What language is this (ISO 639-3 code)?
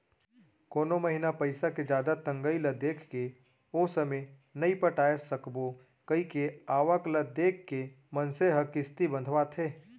hne